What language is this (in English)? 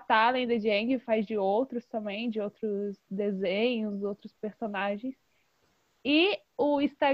Portuguese